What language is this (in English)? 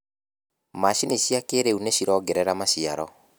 Kikuyu